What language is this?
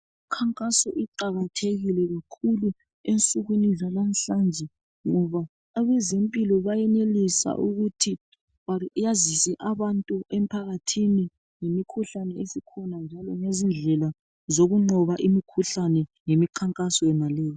North Ndebele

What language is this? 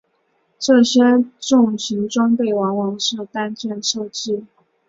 Chinese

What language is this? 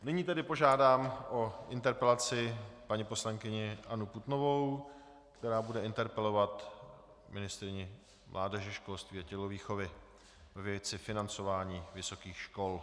Czech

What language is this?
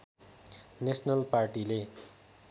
Nepali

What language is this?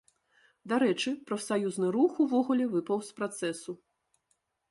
Belarusian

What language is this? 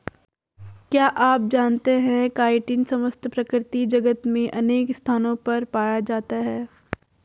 Hindi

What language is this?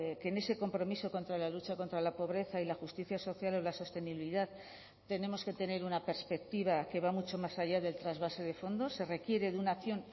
Spanish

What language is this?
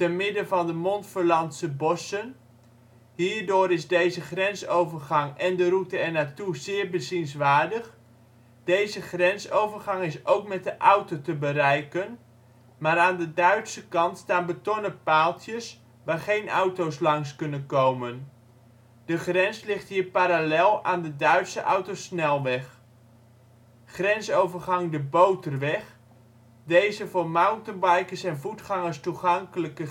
Dutch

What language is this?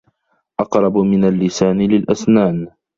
Arabic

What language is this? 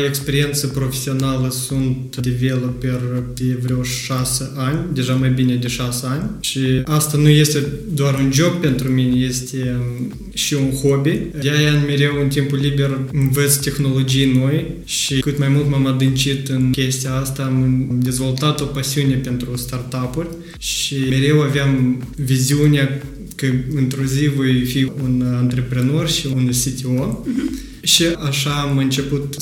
Romanian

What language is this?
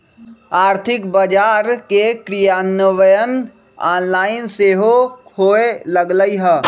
Magahi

